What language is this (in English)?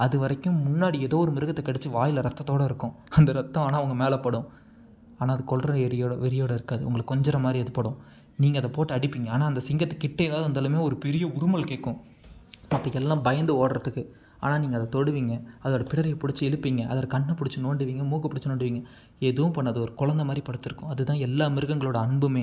Tamil